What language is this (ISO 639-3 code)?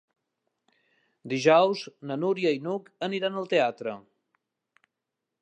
cat